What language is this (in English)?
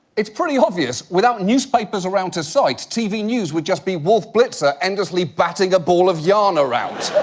English